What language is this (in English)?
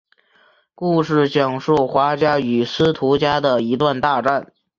Chinese